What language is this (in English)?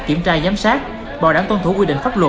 Vietnamese